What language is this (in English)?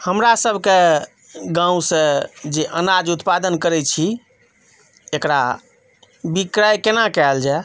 Maithili